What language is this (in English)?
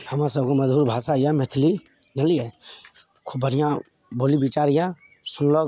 Maithili